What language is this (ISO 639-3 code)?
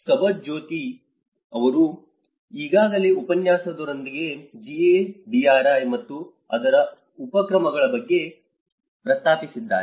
kan